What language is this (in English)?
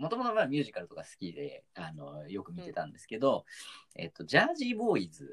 Japanese